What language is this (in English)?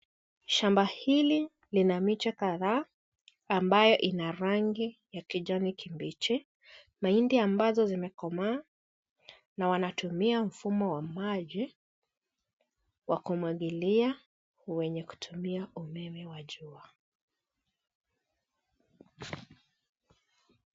Swahili